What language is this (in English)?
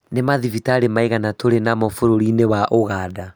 Kikuyu